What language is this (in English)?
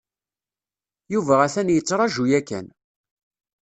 Kabyle